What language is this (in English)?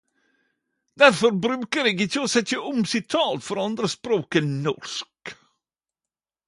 Norwegian Nynorsk